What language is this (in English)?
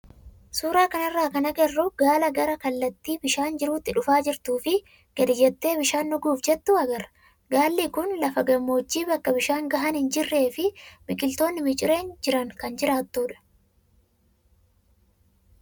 Oromo